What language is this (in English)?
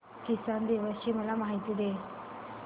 Marathi